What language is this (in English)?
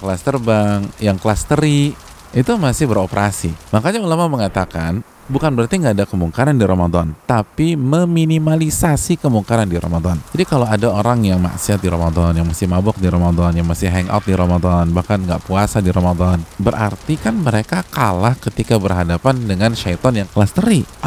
Indonesian